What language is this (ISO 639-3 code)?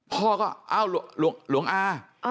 tha